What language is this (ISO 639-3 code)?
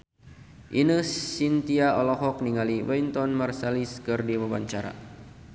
sun